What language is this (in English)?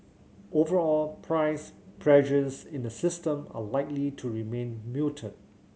English